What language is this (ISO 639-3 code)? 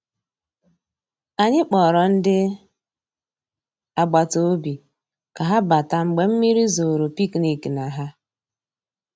ibo